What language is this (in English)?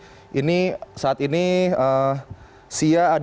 Indonesian